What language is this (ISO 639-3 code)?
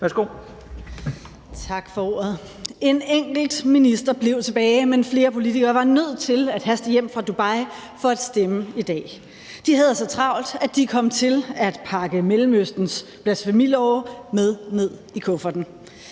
dan